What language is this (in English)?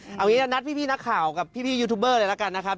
Thai